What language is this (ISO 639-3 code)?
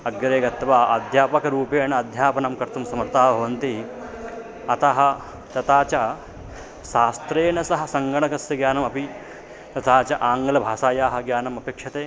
san